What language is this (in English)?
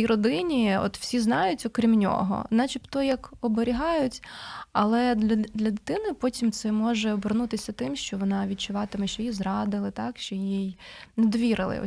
Ukrainian